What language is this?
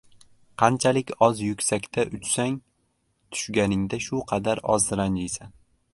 Uzbek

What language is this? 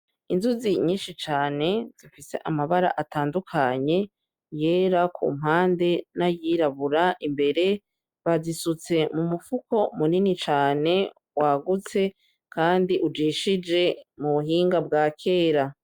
Rundi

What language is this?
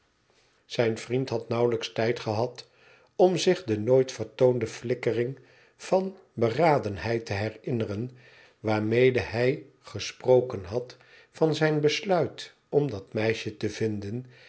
Dutch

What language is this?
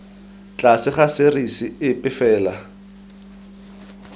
Tswana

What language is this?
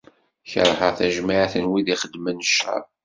Kabyle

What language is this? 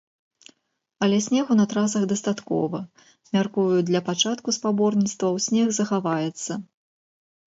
Belarusian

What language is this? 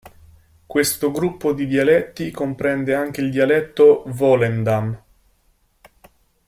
Italian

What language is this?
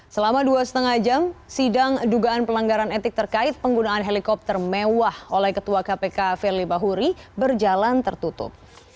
Indonesian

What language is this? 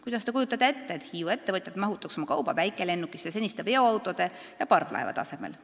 Estonian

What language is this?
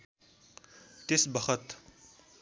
Nepali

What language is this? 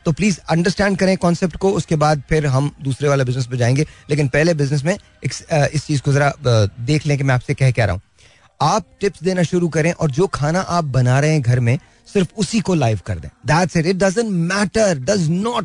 Hindi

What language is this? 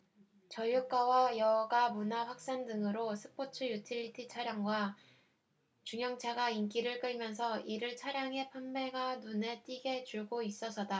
Korean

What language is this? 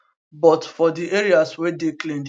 Nigerian Pidgin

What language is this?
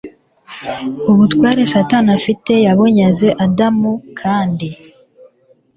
Kinyarwanda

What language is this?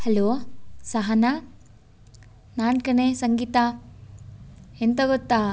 Kannada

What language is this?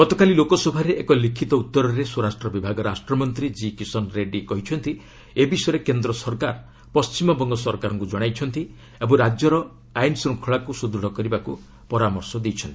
Odia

